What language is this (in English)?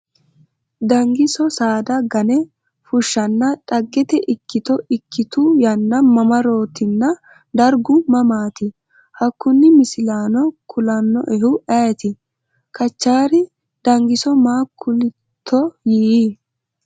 Sidamo